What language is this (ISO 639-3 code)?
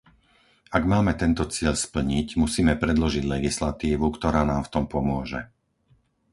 slk